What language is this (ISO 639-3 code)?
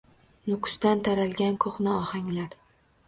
uzb